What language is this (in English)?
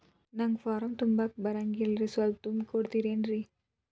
Kannada